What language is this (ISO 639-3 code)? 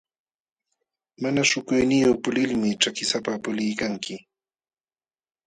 qxw